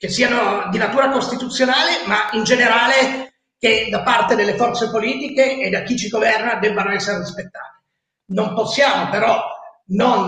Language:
Italian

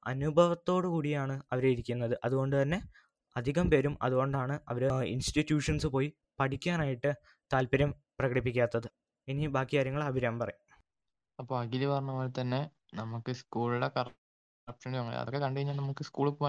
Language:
Malayalam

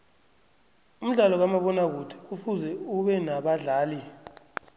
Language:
South Ndebele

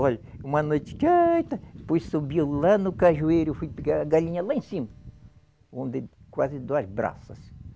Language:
Portuguese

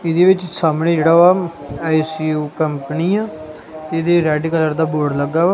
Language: Punjabi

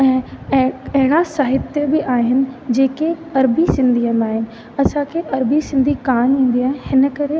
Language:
Sindhi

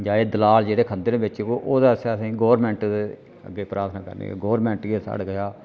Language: Dogri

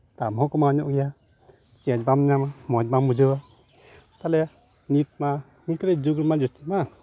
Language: Santali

